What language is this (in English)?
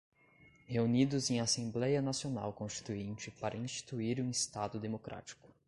Portuguese